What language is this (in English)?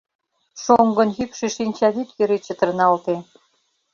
Mari